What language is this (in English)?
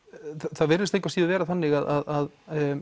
Icelandic